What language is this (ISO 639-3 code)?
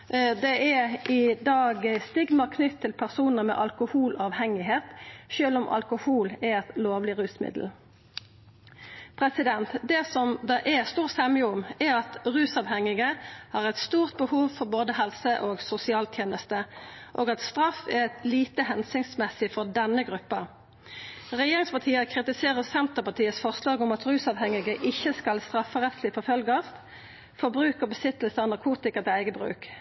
nno